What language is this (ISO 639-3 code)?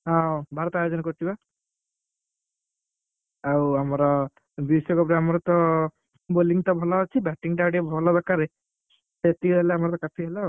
ori